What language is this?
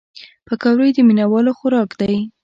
Pashto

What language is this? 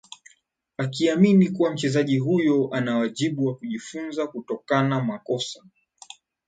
Swahili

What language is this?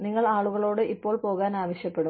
Malayalam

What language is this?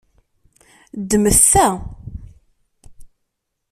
Kabyle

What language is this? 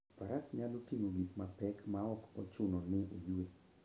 Luo (Kenya and Tanzania)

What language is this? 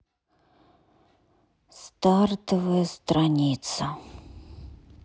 Russian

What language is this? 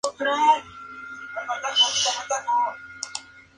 Spanish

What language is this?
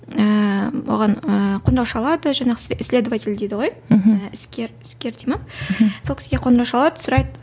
Kazakh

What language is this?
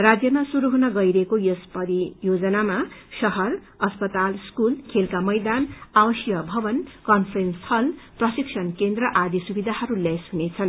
Nepali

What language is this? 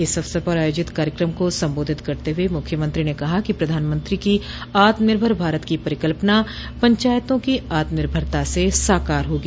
Hindi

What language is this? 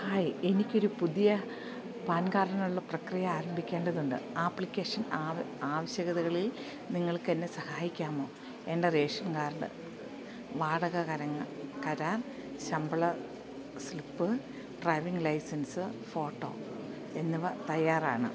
Malayalam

